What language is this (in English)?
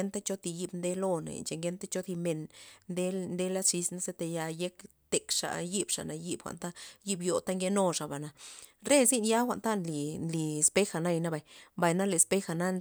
Loxicha Zapotec